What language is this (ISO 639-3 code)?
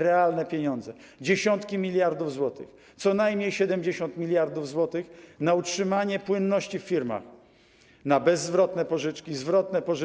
pol